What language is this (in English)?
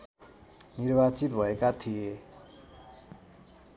Nepali